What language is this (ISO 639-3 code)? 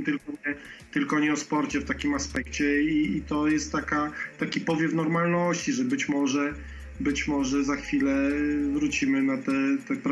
pol